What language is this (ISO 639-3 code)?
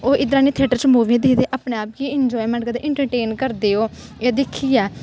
doi